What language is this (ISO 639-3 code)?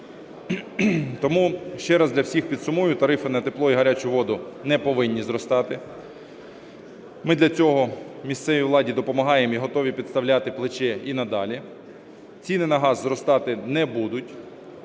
ukr